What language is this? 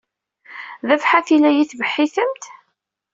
Kabyle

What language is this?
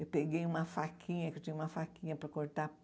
Portuguese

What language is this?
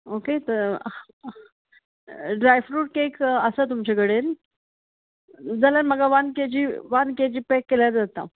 Konkani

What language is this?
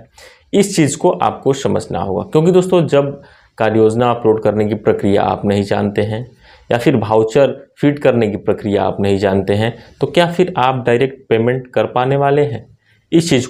Hindi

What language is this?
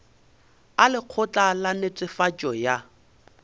Northern Sotho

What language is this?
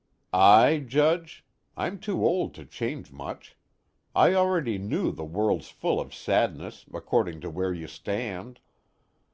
English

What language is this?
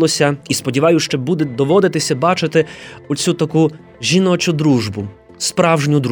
Ukrainian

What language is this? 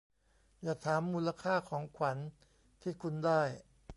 Thai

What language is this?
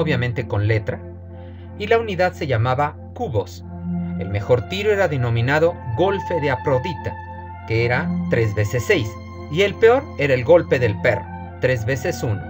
Spanish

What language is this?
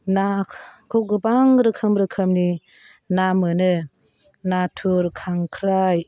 Bodo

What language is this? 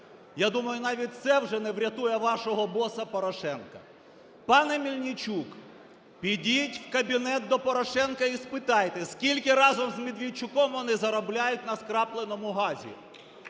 Ukrainian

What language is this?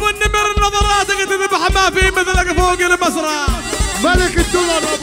Arabic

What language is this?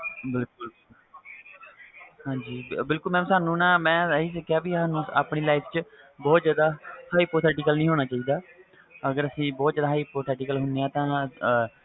Punjabi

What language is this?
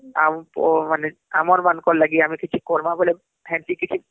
Odia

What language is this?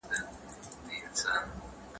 Pashto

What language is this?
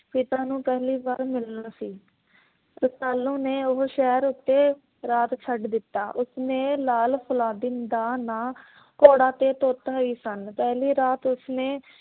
Punjabi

